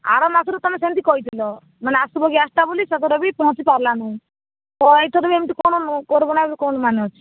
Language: Odia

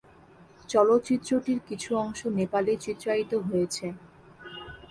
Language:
Bangla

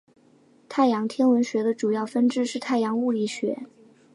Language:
Chinese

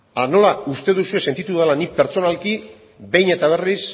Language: Basque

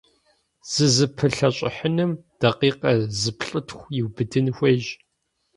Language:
Kabardian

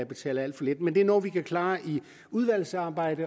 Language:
Danish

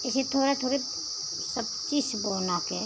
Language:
Hindi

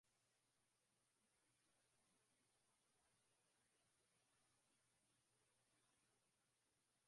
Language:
Swahili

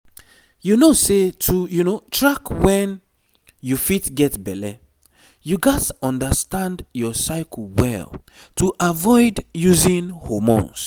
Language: Nigerian Pidgin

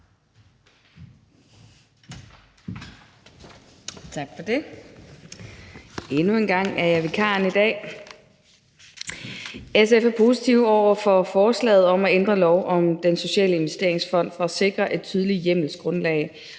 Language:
Danish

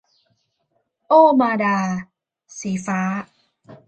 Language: Thai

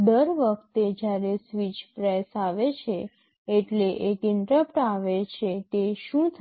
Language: Gujarati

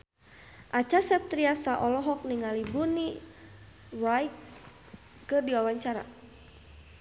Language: Sundanese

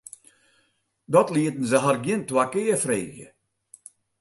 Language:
Western Frisian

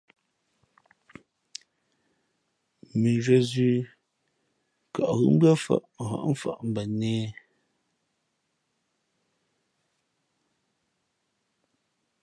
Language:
Fe'fe'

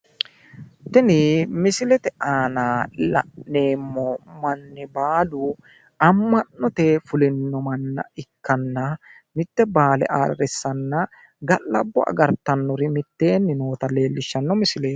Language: Sidamo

